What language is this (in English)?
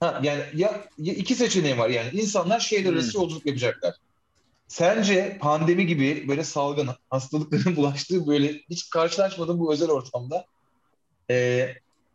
Turkish